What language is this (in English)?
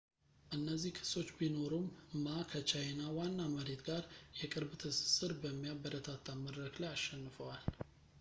Amharic